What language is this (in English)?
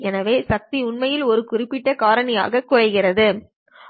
Tamil